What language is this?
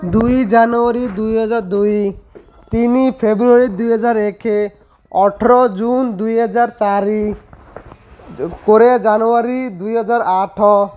Odia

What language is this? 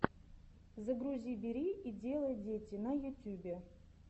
Russian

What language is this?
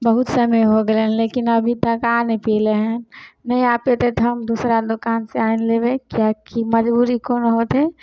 Maithili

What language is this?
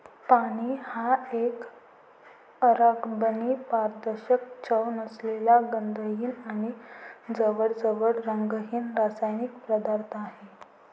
Marathi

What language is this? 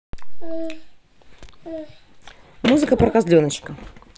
Russian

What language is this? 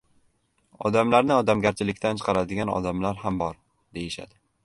Uzbek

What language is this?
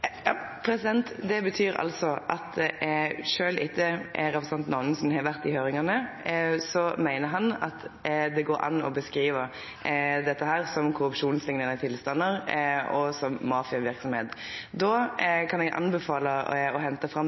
Norwegian Nynorsk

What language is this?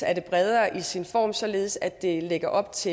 Danish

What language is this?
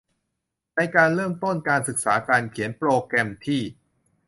Thai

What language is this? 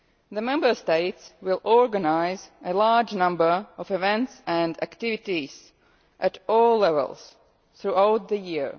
English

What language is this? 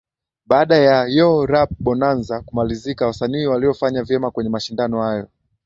Swahili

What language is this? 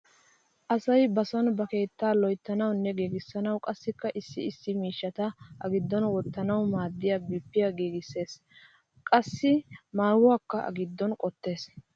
Wolaytta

